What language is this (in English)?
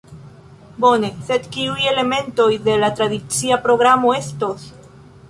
Esperanto